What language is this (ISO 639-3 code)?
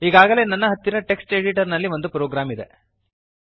kan